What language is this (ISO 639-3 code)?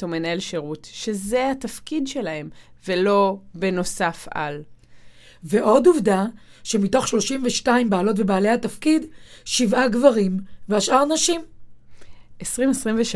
heb